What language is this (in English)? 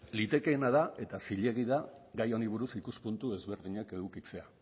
Basque